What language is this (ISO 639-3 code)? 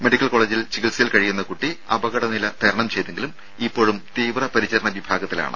mal